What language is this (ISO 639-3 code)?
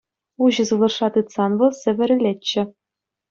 chv